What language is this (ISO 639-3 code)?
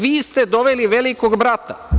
srp